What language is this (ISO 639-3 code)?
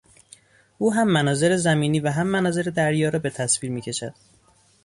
fas